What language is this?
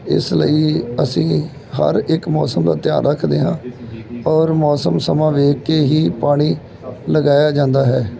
Punjabi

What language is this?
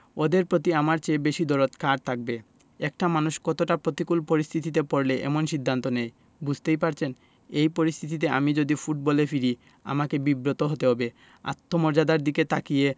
Bangla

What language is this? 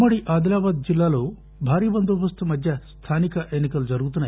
Telugu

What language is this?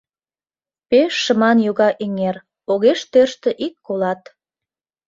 Mari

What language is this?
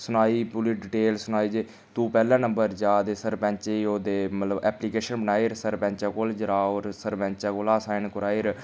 Dogri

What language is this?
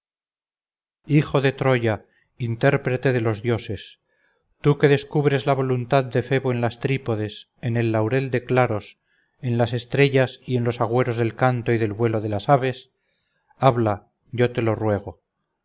Spanish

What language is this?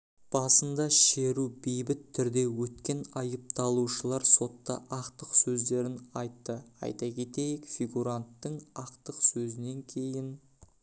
Kazakh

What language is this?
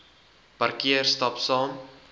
Afrikaans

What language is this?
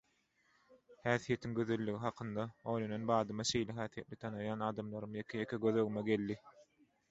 Turkmen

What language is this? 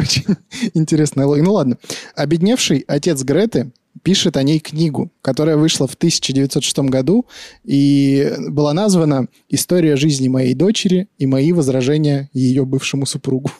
Russian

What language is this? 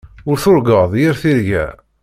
Kabyle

